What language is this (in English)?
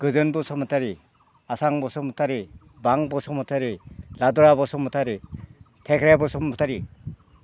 Bodo